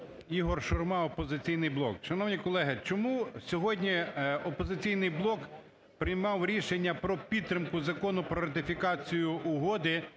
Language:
Ukrainian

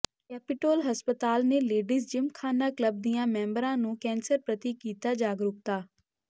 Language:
Punjabi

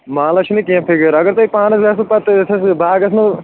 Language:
Kashmiri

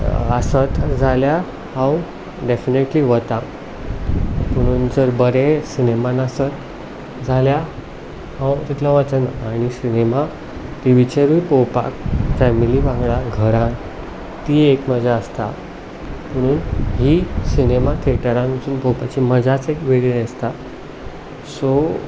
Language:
Konkani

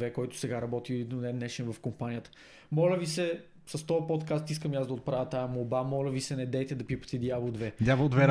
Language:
Bulgarian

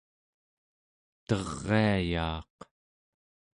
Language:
Central Yupik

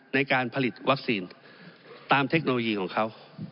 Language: Thai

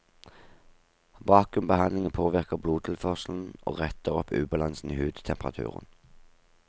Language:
Norwegian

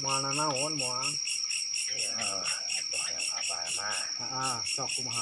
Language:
Indonesian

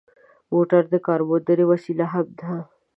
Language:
Pashto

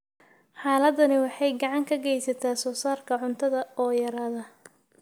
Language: Somali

